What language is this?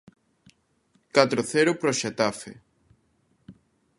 Galician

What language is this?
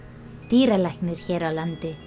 Icelandic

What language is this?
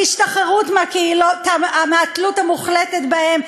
Hebrew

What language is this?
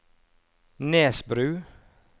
Norwegian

